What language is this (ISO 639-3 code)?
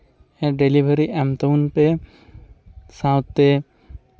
sat